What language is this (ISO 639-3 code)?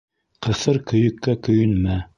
bak